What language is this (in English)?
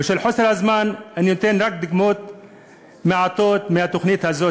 Hebrew